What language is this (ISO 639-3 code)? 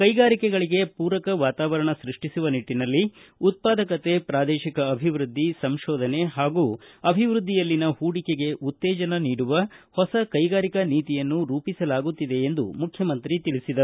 kan